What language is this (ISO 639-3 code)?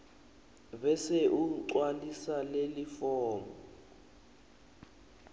ssw